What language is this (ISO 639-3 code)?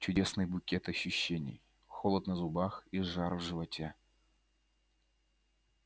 rus